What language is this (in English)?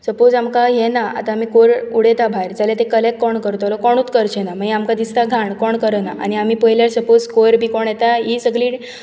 Konkani